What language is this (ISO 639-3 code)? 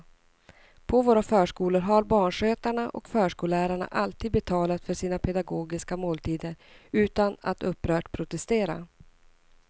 swe